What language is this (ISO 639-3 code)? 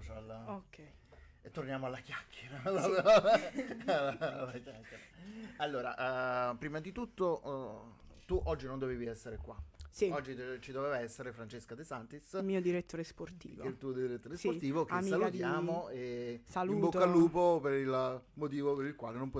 ita